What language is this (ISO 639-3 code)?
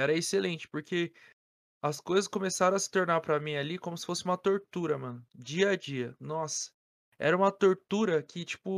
por